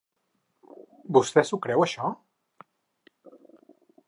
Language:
Catalan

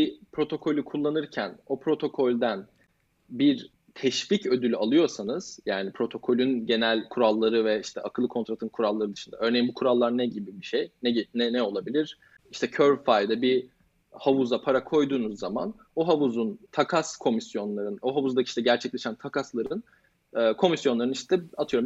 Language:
Turkish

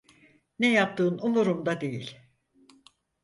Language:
Turkish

